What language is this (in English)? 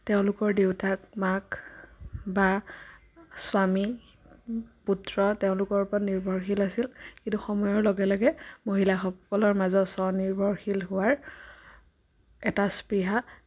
Assamese